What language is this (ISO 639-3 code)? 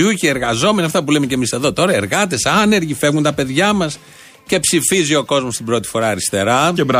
ell